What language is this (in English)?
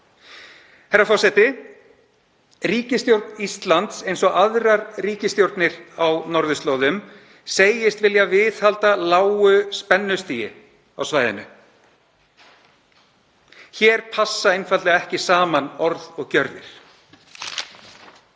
Icelandic